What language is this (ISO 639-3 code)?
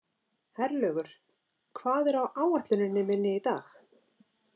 isl